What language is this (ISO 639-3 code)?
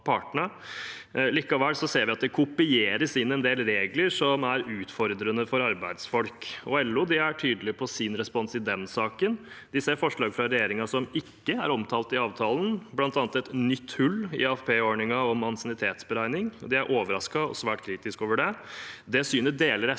nor